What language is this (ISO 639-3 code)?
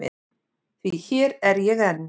isl